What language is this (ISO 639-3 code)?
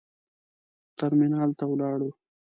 pus